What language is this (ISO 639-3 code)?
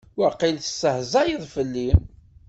kab